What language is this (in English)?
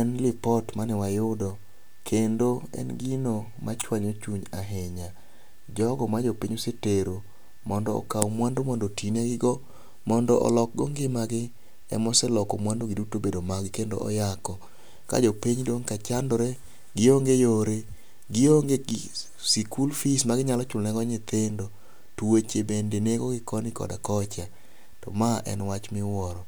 Luo (Kenya and Tanzania)